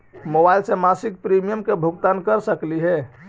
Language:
Magahi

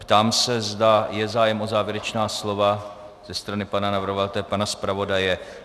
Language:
Czech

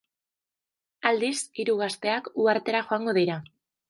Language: Basque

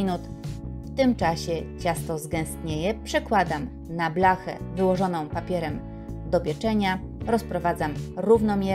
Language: Polish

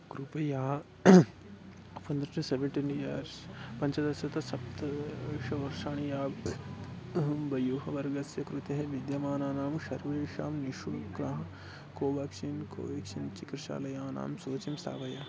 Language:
Sanskrit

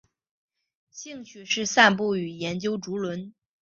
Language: Chinese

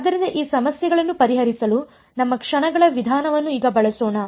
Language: Kannada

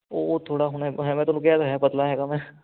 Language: Punjabi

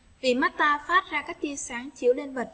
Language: Vietnamese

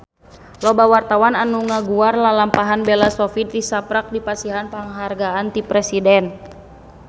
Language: Sundanese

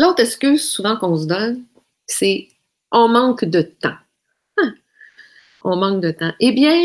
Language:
French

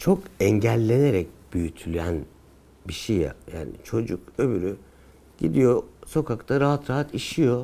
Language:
Turkish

